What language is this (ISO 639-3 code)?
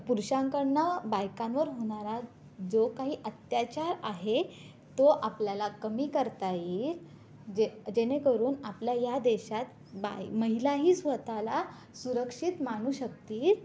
mar